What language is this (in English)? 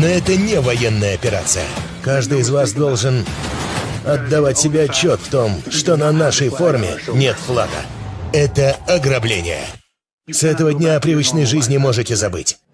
Russian